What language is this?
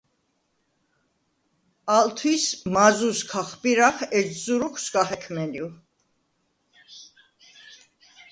Svan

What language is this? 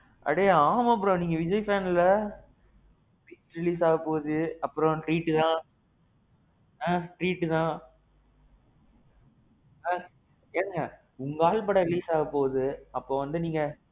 Tamil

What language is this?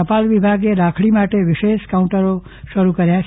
Gujarati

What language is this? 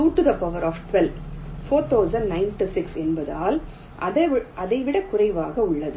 Tamil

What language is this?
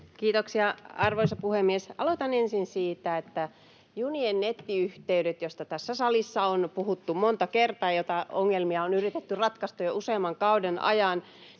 Finnish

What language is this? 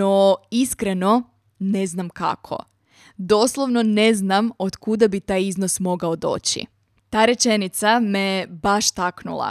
Croatian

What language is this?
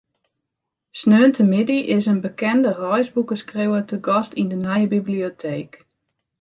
Western Frisian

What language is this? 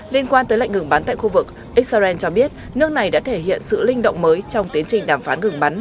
Vietnamese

